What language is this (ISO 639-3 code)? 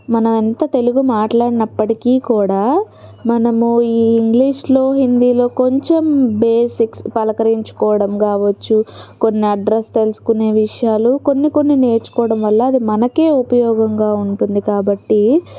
tel